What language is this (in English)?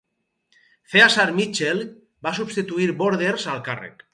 Catalan